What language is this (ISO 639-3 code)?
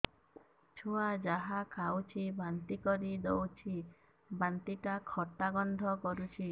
ori